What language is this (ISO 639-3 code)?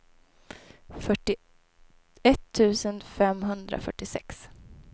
swe